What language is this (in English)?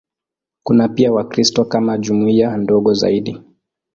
Swahili